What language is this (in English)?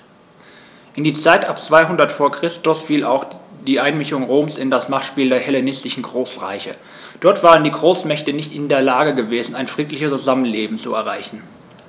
German